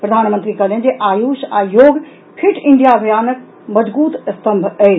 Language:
Maithili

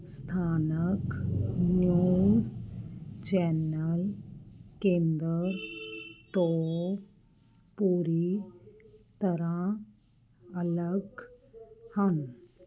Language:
Punjabi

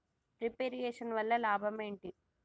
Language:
Telugu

